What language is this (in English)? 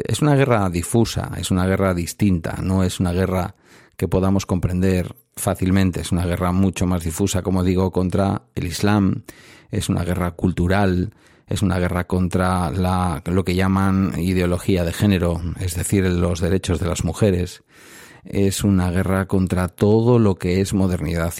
Spanish